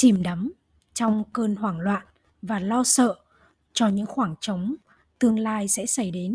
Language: Vietnamese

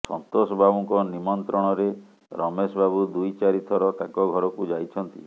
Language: Odia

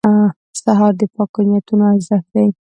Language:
Pashto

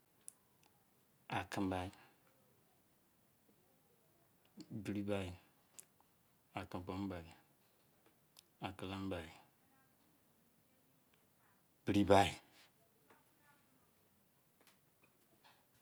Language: Izon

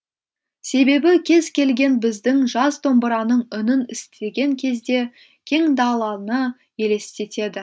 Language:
Kazakh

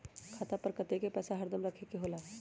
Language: Magahi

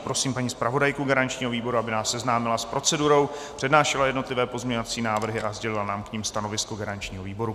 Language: Czech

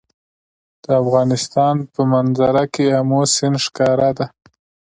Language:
Pashto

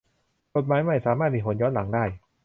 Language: Thai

